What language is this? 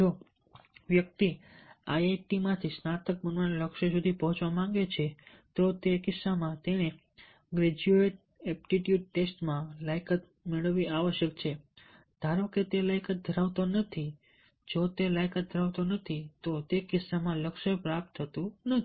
Gujarati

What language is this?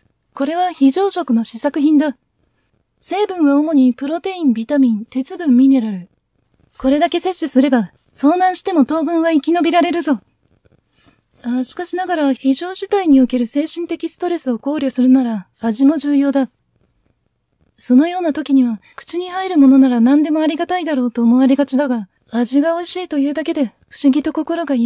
Japanese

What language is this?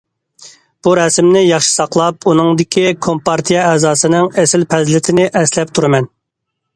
Uyghur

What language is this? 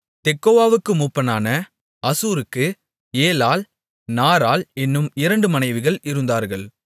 Tamil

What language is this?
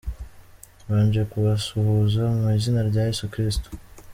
Kinyarwanda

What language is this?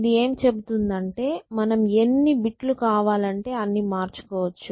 Telugu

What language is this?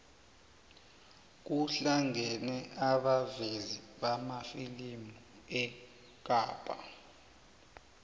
South Ndebele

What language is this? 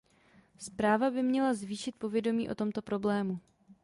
Czech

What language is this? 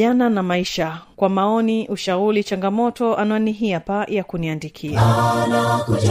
Swahili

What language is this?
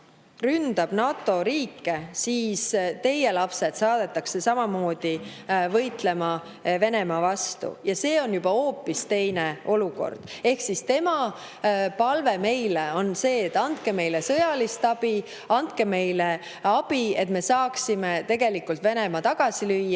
Estonian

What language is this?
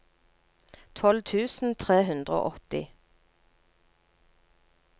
Norwegian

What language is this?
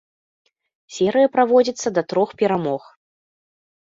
Belarusian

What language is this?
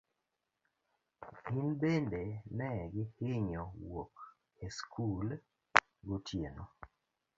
Luo (Kenya and Tanzania)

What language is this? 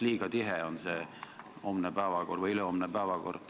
Estonian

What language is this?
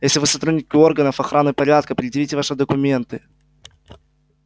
Russian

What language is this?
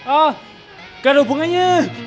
Indonesian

